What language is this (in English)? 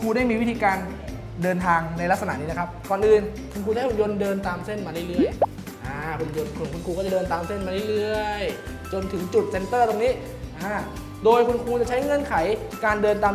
Thai